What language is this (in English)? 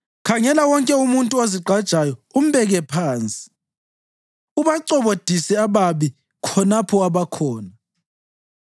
North Ndebele